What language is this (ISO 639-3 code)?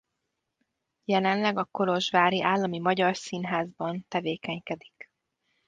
hun